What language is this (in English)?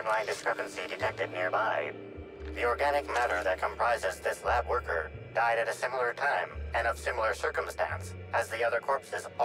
German